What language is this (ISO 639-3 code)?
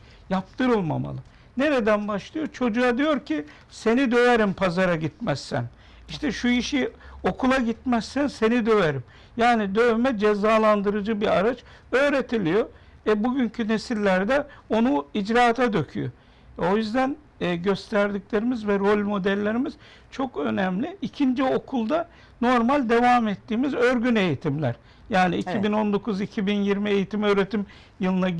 tur